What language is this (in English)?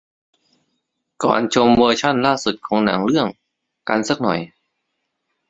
Thai